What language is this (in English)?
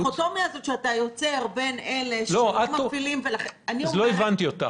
Hebrew